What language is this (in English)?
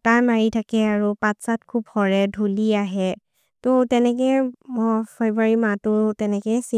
Maria (India)